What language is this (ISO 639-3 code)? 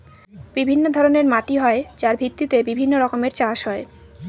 ben